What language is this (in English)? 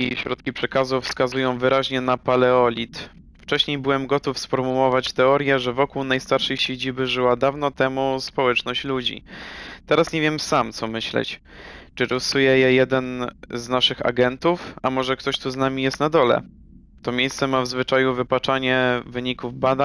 Polish